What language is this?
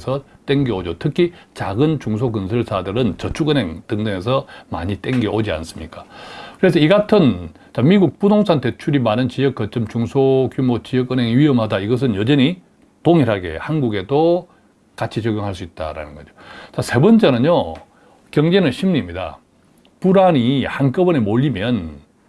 Korean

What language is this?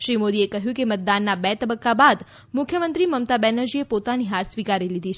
Gujarati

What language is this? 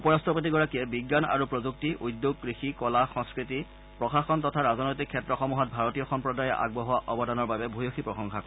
Assamese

